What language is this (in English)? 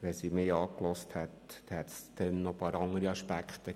Swiss German